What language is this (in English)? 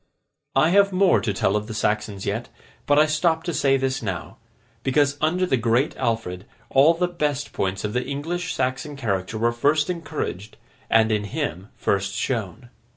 English